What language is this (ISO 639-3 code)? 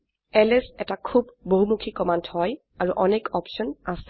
asm